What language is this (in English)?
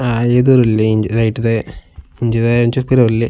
Tulu